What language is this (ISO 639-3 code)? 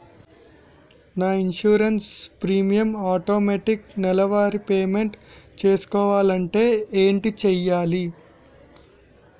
tel